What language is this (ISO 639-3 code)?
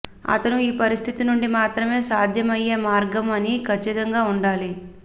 tel